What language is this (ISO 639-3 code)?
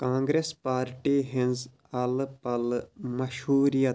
kas